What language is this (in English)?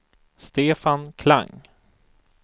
Swedish